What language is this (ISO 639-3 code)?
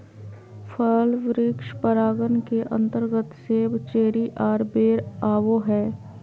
mag